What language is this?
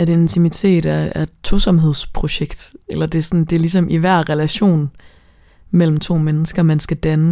Danish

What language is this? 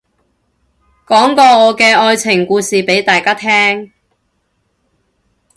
Cantonese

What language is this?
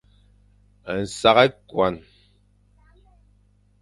Fang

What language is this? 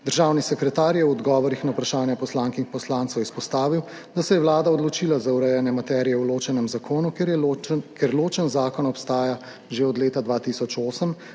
Slovenian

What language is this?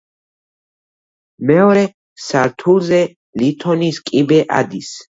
Georgian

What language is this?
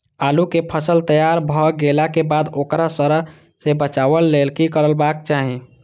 Maithili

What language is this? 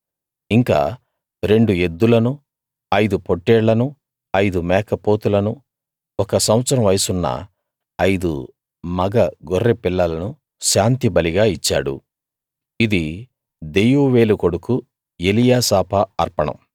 Telugu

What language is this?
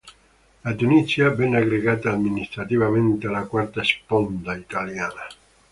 Italian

